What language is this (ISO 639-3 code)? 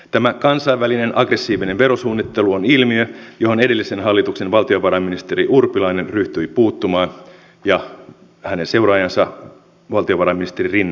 fin